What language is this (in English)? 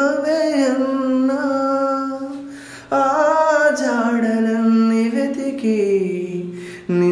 Telugu